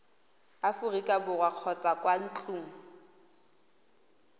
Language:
Tswana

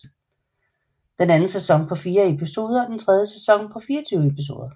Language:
Danish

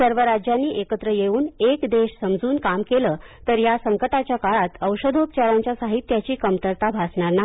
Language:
Marathi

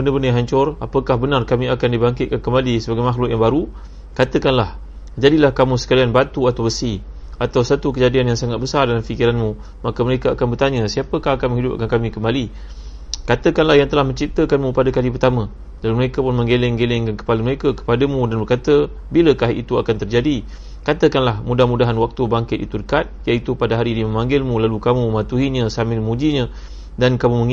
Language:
Malay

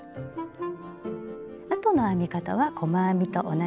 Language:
Japanese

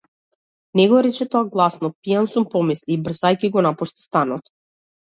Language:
Macedonian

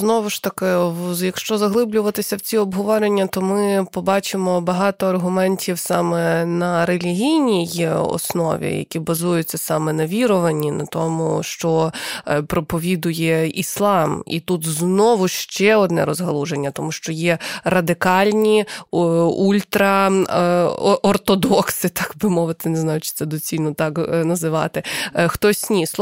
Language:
Ukrainian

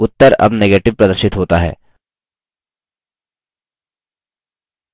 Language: Hindi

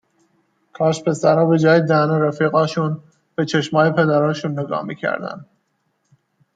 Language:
Persian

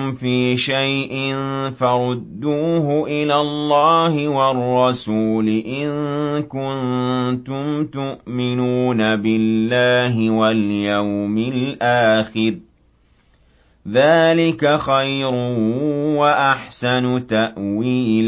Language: Arabic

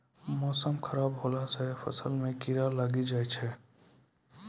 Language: Maithili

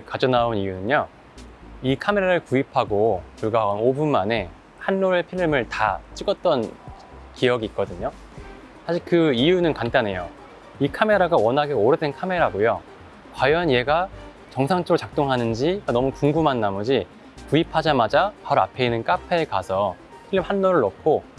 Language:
Korean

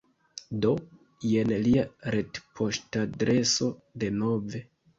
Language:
Esperanto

